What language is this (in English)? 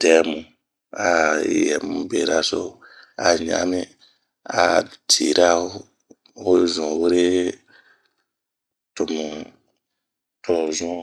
Bomu